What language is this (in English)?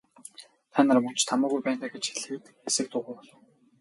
Mongolian